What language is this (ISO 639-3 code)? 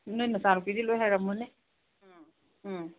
mni